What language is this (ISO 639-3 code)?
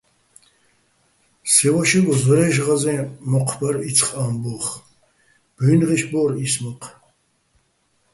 bbl